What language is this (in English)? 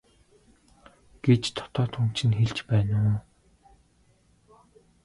Mongolian